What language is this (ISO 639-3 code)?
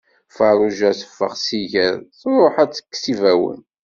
kab